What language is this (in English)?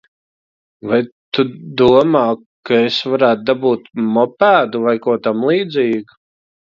Latvian